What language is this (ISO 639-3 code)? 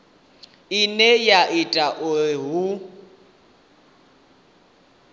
ven